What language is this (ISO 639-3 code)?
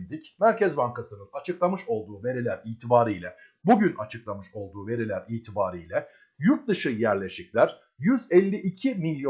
tur